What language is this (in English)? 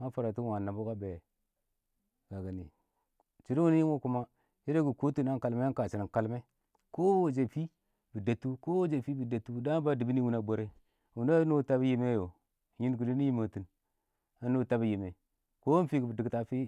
Awak